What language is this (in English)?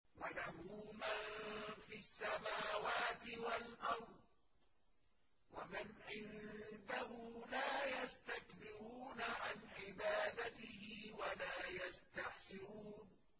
Arabic